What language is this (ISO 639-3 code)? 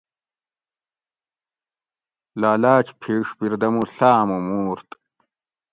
gwc